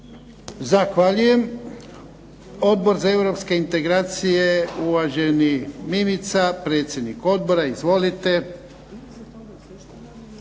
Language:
Croatian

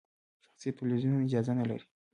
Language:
Pashto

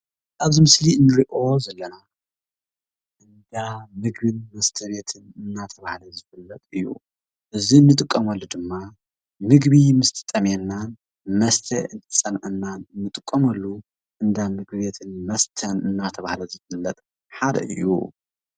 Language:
Tigrinya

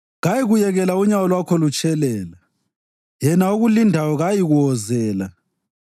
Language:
North Ndebele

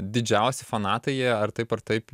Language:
Lithuanian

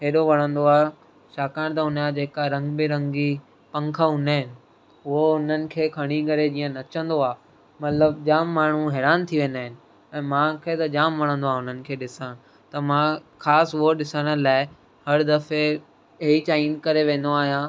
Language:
Sindhi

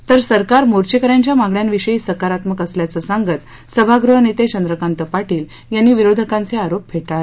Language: Marathi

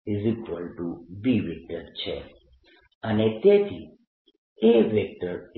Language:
Gujarati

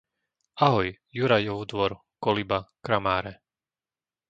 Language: Slovak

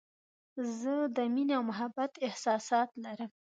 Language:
Pashto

